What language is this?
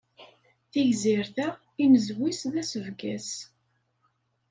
Kabyle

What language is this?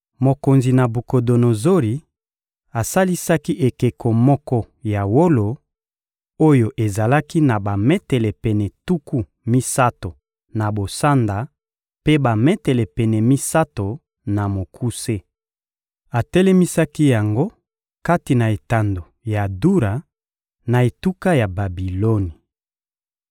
Lingala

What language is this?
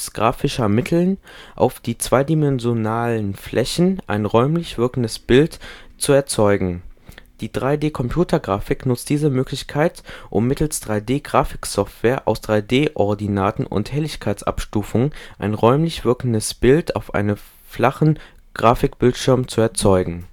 German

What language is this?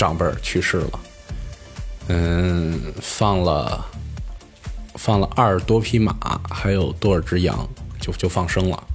Chinese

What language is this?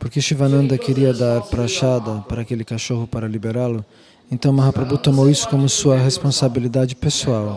Portuguese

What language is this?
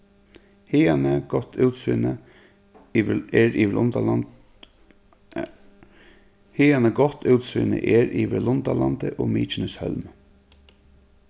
Faroese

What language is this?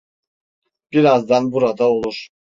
Turkish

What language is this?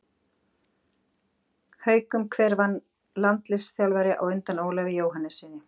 Icelandic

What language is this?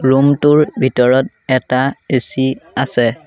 Assamese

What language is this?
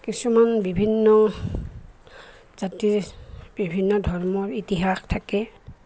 Assamese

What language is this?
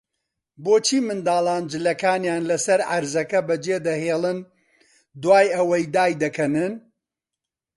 Central Kurdish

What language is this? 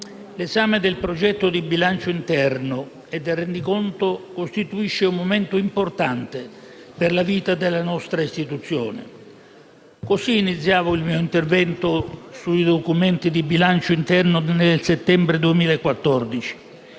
Italian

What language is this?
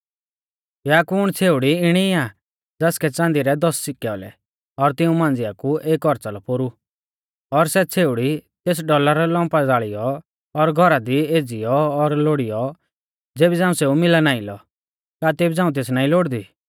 Mahasu Pahari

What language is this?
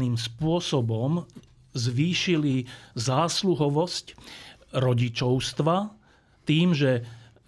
Slovak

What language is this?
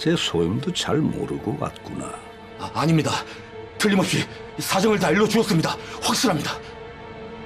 Korean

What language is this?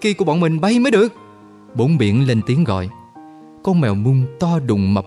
Vietnamese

